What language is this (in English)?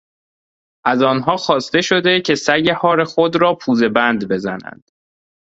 Persian